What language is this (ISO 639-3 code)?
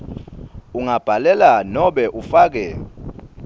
ssw